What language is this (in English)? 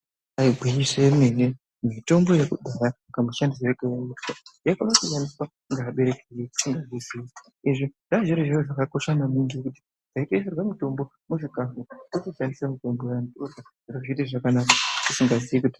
Ndau